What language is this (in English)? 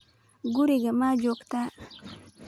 Somali